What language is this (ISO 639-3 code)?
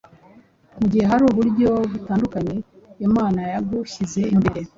kin